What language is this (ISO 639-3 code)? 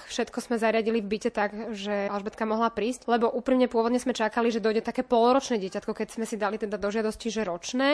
slk